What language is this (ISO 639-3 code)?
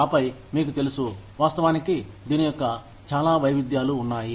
tel